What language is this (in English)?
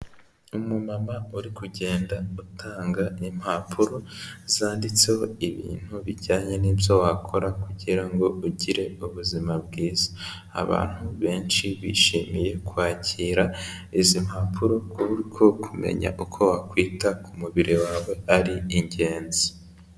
Kinyarwanda